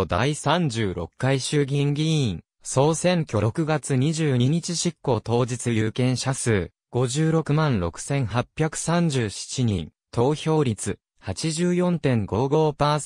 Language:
Japanese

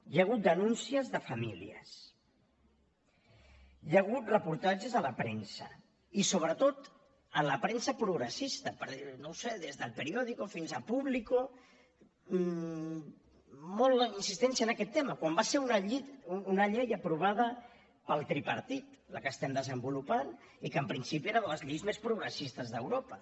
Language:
Catalan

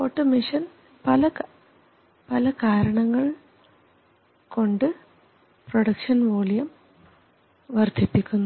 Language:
Malayalam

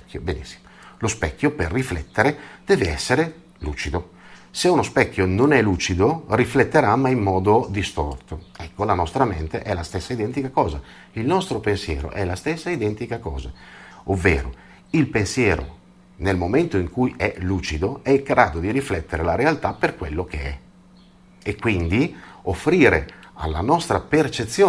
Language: Italian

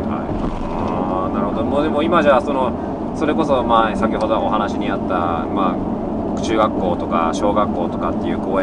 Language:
Japanese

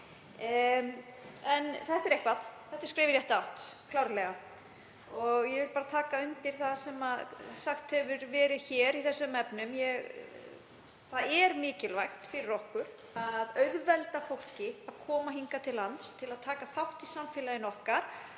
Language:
Icelandic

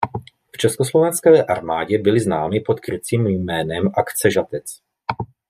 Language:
Czech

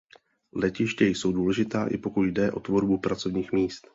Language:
Czech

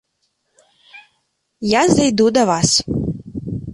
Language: Belarusian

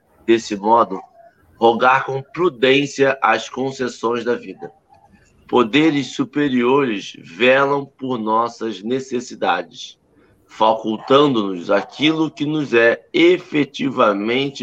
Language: Portuguese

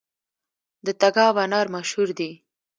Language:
Pashto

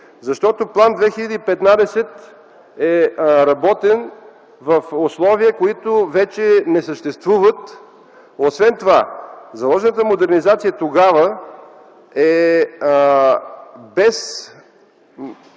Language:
Bulgarian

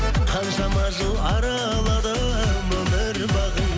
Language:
Kazakh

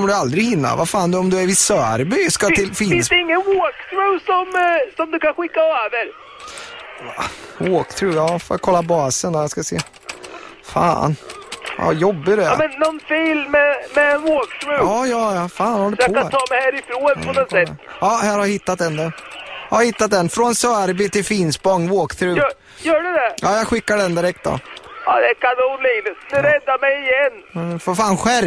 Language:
Swedish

